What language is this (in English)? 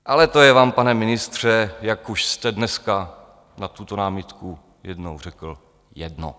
Czech